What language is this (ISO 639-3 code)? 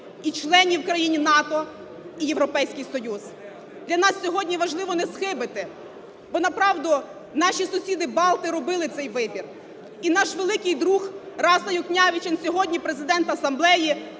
ukr